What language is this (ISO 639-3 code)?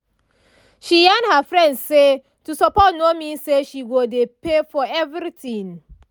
pcm